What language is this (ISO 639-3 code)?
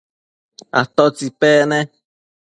mcf